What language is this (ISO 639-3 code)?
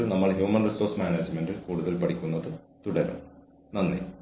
mal